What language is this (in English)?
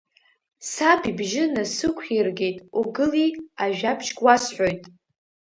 Abkhazian